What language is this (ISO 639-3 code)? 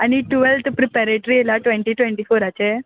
kok